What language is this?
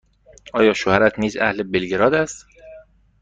Persian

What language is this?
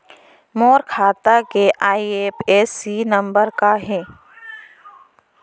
Chhattisgarhi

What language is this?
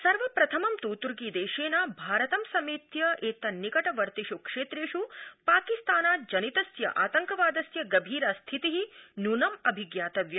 Sanskrit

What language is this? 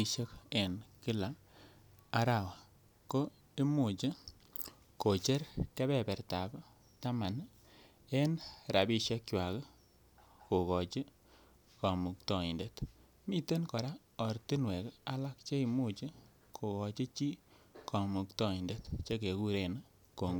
Kalenjin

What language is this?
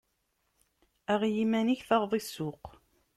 Kabyle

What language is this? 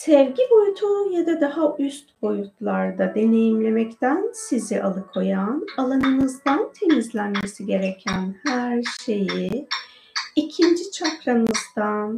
Turkish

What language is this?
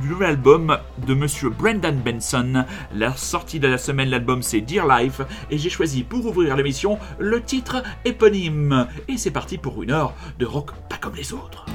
French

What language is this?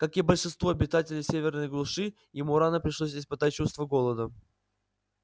Russian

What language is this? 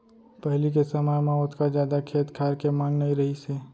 Chhattisgarhi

